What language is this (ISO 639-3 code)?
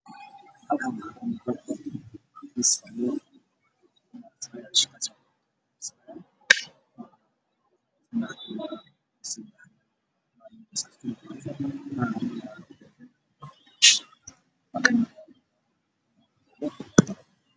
som